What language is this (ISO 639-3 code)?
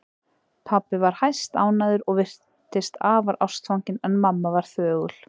isl